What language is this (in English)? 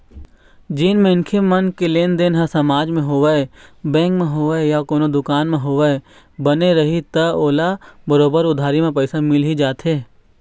Chhattisgarhi